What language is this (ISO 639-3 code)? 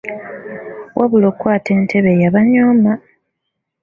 lug